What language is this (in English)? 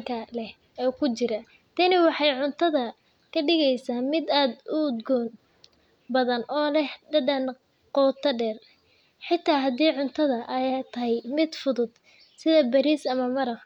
Somali